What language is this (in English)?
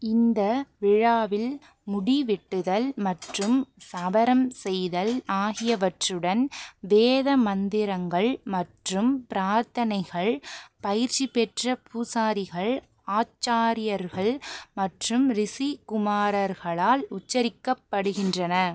Tamil